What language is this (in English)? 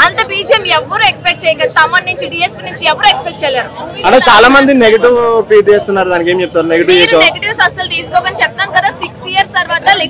Telugu